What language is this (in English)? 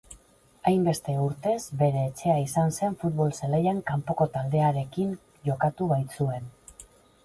Basque